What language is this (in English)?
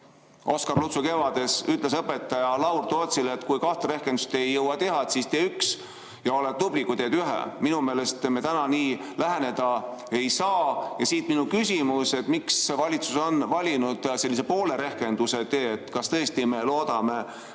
Estonian